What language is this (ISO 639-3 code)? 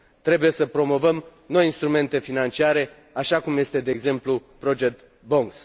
ron